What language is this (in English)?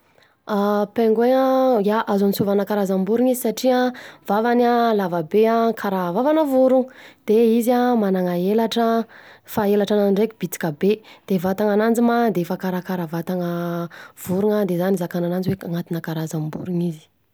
Southern Betsimisaraka Malagasy